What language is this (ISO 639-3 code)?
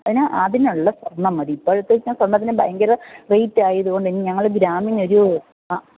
mal